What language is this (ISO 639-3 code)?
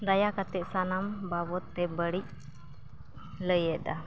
sat